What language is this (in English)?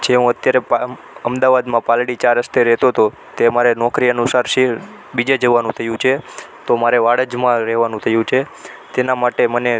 Gujarati